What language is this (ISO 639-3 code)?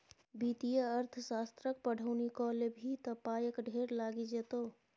mai